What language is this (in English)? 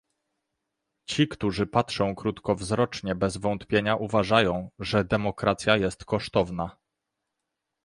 Polish